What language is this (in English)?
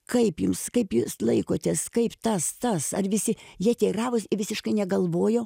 Lithuanian